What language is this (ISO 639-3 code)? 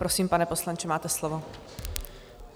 ces